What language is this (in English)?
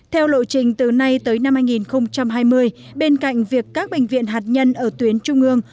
Vietnamese